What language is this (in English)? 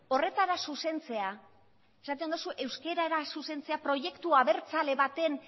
Basque